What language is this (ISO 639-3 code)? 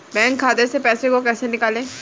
hin